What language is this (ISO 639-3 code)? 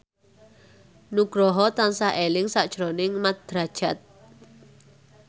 jav